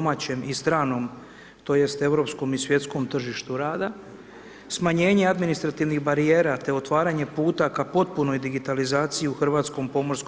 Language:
Croatian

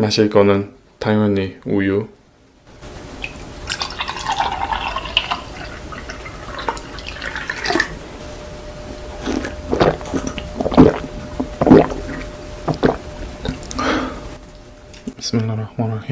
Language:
Korean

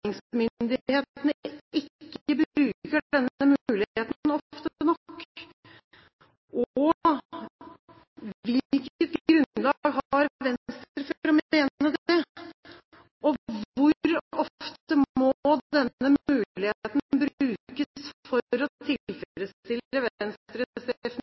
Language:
Norwegian Bokmål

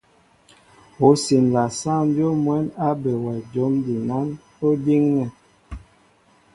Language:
Mbo (Cameroon)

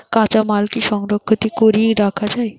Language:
Bangla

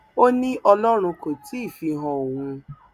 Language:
Yoruba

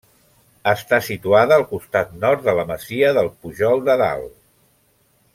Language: Catalan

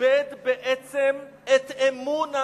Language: Hebrew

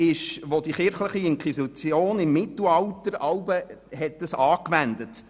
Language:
Swiss German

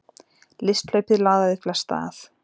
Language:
Icelandic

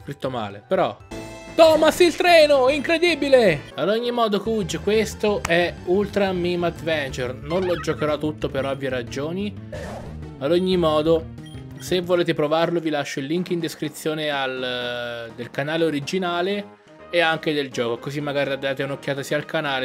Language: Italian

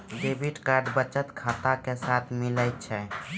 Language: Maithili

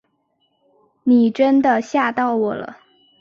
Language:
Chinese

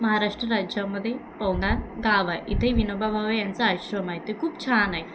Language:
Marathi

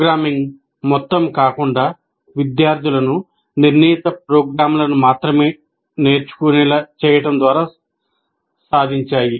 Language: Telugu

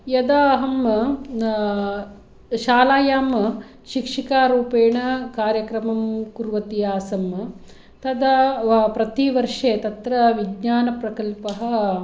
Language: Sanskrit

